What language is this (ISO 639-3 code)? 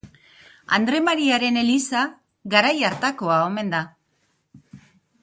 eus